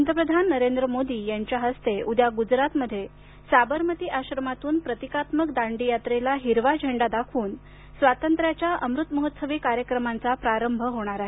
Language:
Marathi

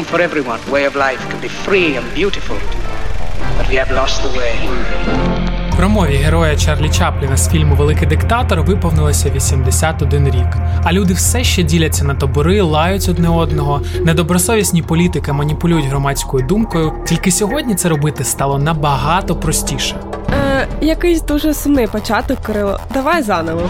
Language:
Ukrainian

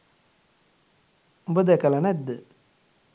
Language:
Sinhala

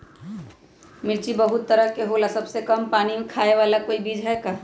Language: Magahi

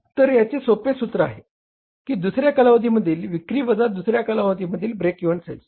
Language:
Marathi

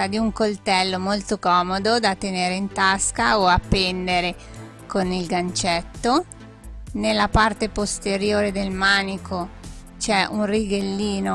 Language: Italian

